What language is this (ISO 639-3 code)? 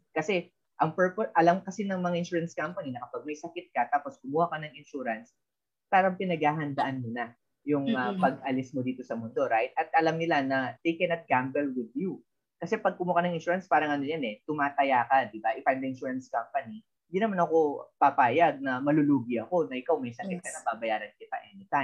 fil